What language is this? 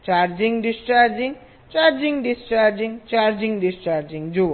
Gujarati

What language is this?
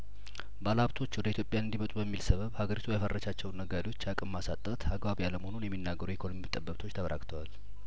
Amharic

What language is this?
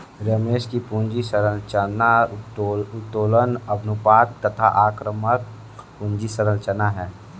Hindi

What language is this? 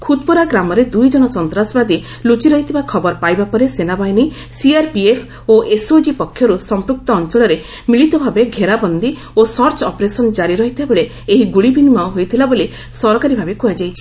Odia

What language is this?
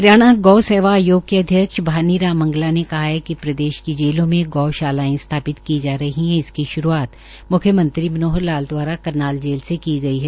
Hindi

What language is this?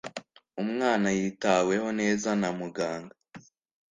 Kinyarwanda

